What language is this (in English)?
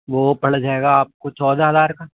Urdu